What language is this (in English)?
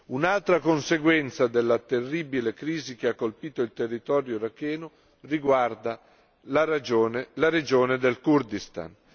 Italian